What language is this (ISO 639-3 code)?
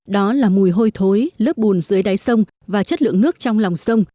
vie